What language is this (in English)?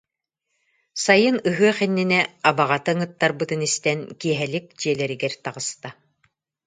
Yakut